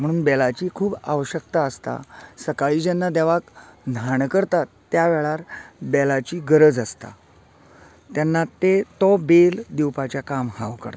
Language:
Konkani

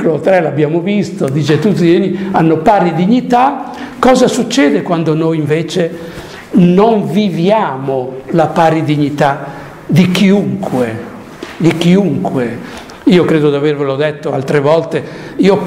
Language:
Italian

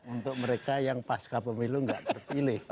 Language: Indonesian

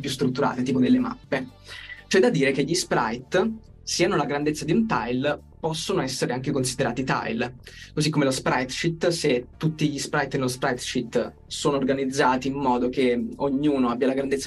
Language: Italian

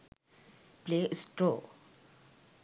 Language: Sinhala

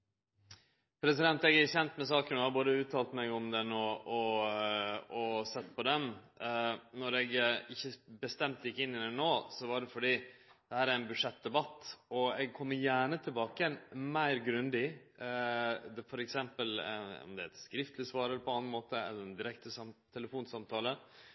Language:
Norwegian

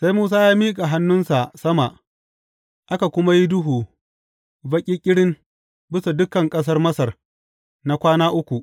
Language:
Hausa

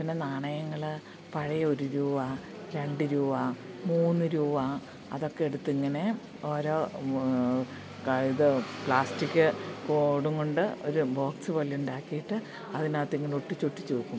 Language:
Malayalam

